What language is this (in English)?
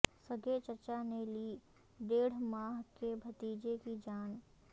Urdu